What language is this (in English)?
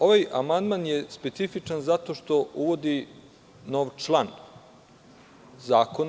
Serbian